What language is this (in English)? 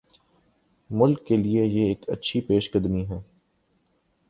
Urdu